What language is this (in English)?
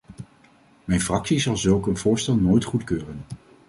Dutch